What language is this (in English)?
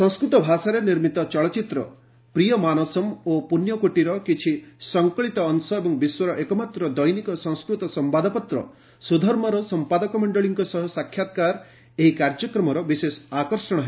Odia